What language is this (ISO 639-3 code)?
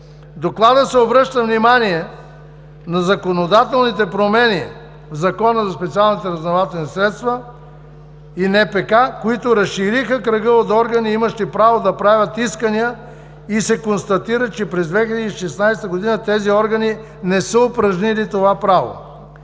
bul